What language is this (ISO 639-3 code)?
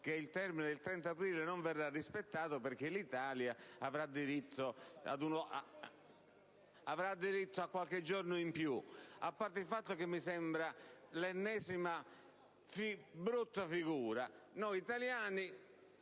ita